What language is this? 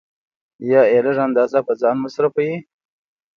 Pashto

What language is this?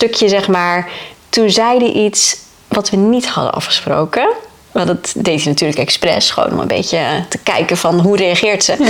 Dutch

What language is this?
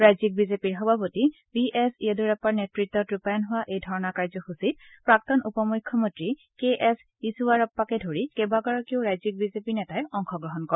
Assamese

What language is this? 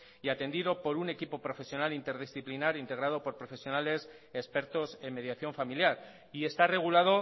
Spanish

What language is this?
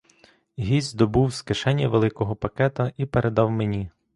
Ukrainian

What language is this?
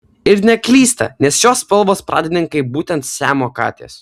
Lithuanian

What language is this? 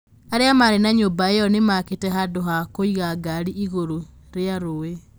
Kikuyu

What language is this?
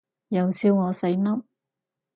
Cantonese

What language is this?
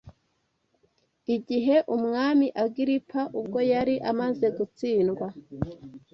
Kinyarwanda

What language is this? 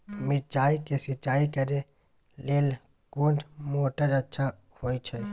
Maithili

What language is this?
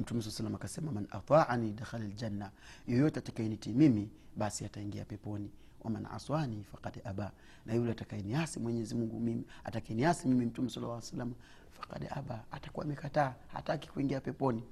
Swahili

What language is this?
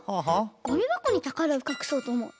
Japanese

